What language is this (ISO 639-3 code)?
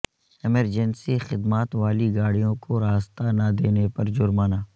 urd